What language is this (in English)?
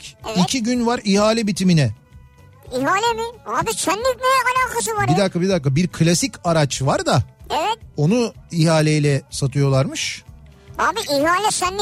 Turkish